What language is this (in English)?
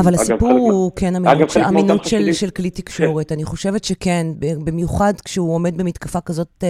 Hebrew